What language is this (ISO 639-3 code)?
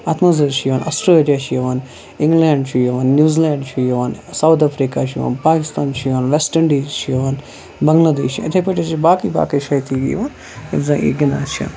kas